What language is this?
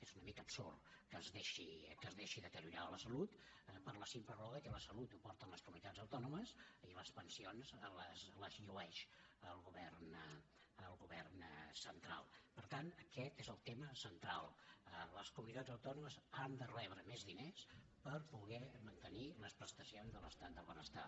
Catalan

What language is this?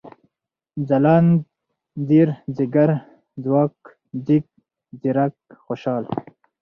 Pashto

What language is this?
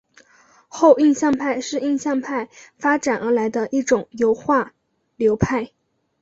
Chinese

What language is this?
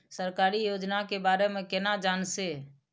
Maithili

